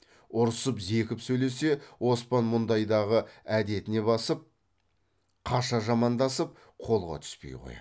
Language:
Kazakh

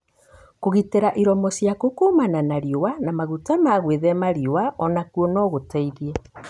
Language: Kikuyu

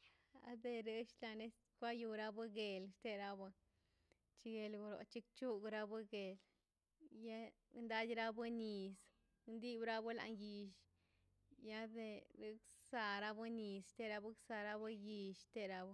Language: Mazaltepec Zapotec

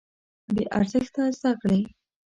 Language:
Pashto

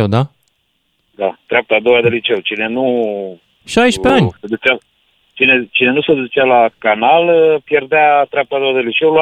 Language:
Romanian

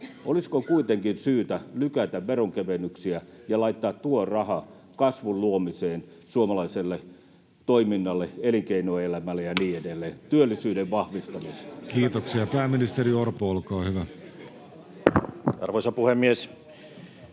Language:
Finnish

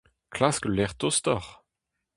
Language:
Breton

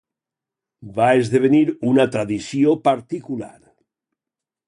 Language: Catalan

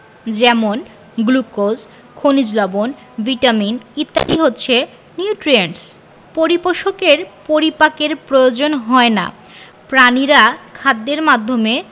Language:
Bangla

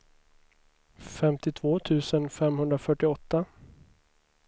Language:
Swedish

